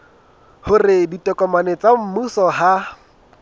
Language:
Southern Sotho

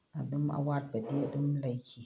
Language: Manipuri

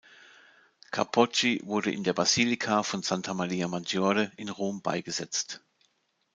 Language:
German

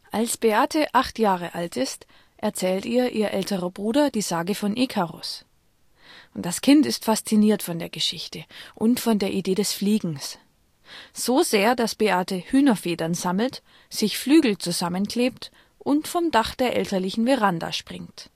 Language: German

